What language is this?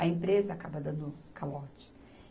Portuguese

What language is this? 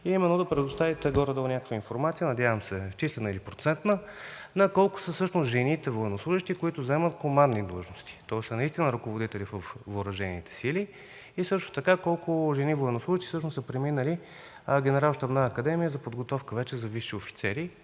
Bulgarian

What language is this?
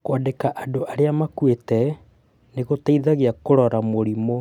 Kikuyu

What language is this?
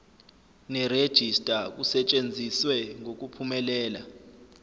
Zulu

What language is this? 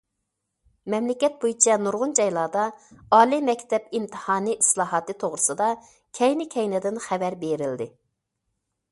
Uyghur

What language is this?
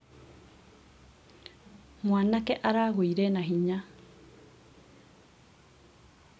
Kikuyu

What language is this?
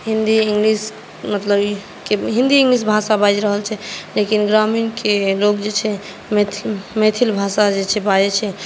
Maithili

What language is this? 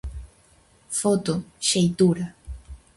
Galician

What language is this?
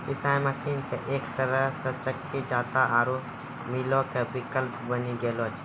Maithili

